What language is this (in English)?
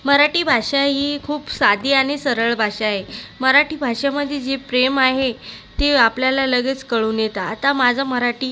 Marathi